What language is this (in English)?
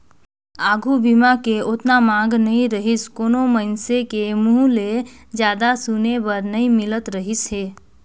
Chhattisgarhi